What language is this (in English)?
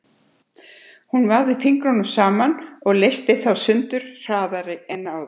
Icelandic